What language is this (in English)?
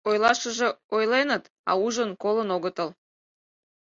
Mari